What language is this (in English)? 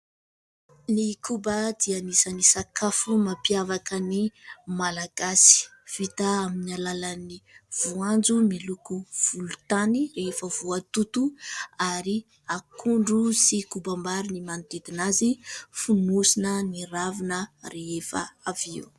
Malagasy